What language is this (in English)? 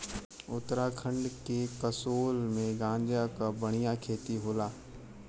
Bhojpuri